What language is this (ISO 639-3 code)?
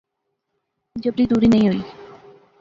phr